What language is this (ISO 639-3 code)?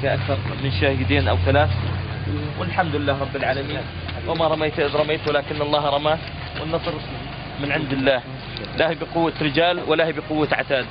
ara